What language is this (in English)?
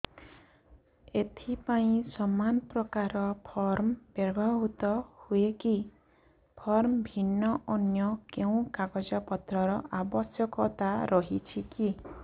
Odia